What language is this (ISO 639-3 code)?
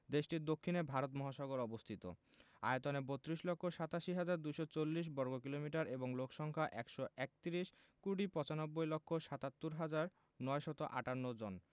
ben